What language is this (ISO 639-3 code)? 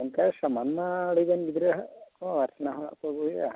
sat